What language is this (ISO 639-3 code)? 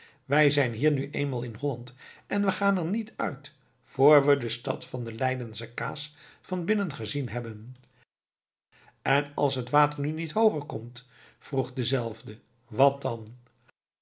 nld